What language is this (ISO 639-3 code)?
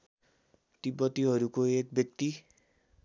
nep